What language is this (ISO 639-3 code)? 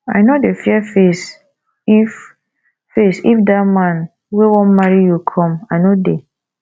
pcm